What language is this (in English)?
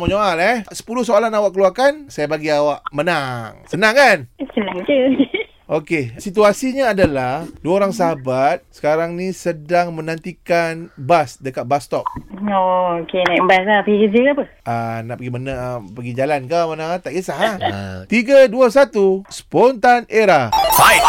Malay